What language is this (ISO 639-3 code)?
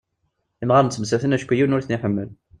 kab